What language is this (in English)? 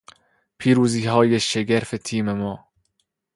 Persian